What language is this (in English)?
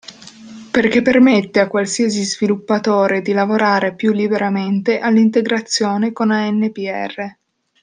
Italian